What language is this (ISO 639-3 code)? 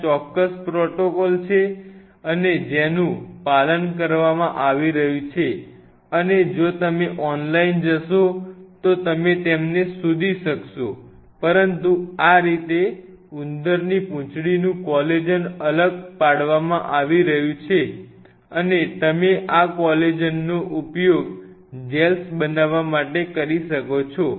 guj